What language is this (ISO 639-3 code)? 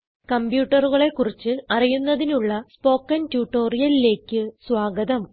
mal